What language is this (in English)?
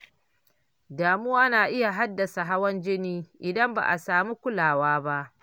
Hausa